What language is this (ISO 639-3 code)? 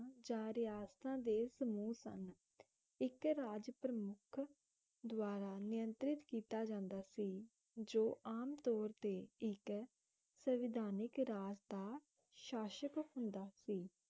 pan